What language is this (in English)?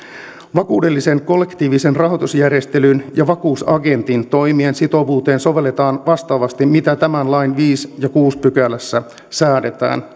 Finnish